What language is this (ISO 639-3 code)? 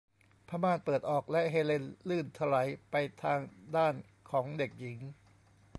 tha